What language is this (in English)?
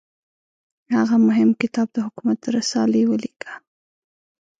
Pashto